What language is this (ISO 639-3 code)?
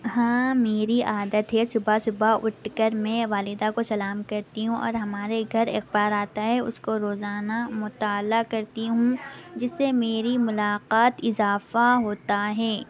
urd